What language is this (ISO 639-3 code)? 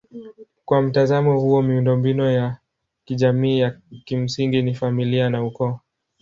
swa